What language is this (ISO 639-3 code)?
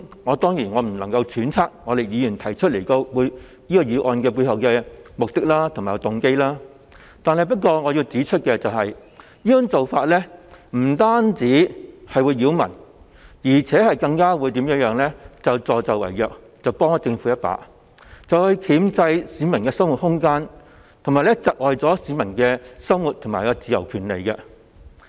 yue